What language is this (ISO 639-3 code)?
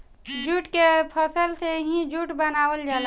bho